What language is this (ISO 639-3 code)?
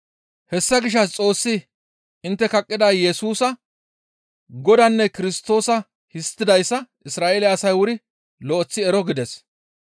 gmv